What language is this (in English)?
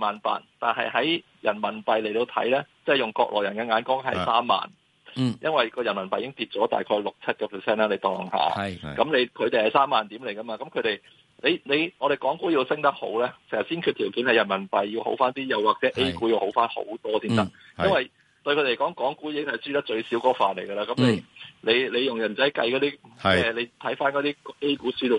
Chinese